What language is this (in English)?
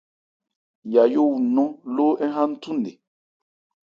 Ebrié